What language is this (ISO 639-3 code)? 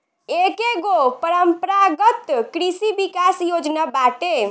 bho